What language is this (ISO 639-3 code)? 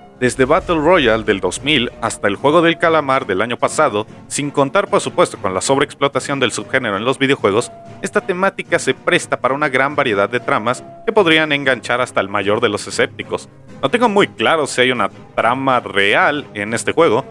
spa